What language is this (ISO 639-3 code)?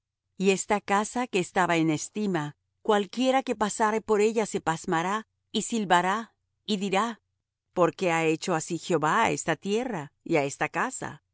spa